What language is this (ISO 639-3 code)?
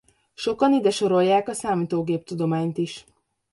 hun